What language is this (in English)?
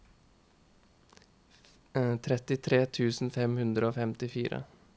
Norwegian